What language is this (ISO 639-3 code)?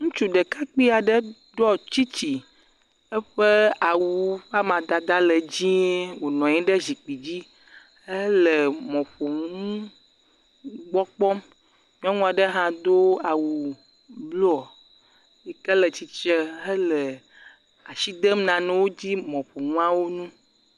ewe